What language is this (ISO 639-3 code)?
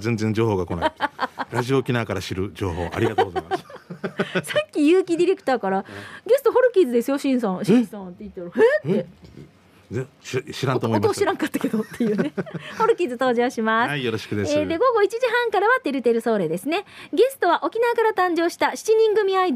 jpn